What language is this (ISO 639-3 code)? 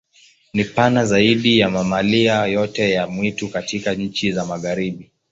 swa